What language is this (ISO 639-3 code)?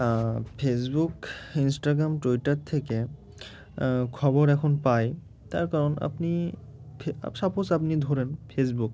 ben